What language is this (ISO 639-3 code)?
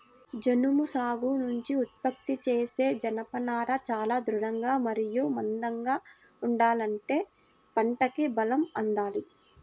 tel